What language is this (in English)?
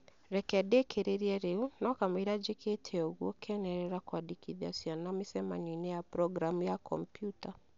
Kikuyu